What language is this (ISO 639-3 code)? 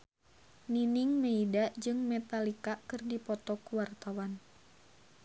sun